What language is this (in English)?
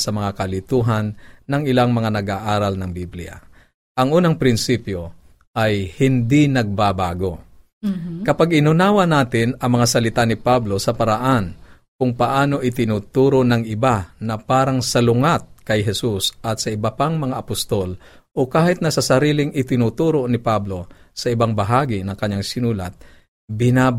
Filipino